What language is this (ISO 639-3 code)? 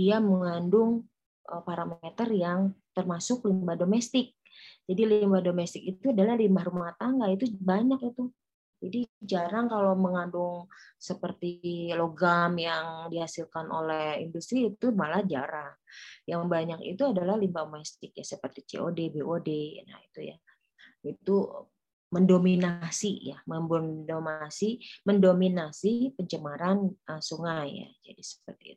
ind